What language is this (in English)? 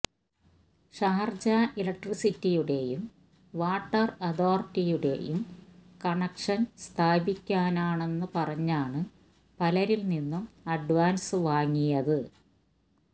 Malayalam